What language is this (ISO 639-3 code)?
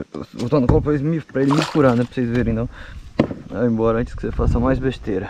por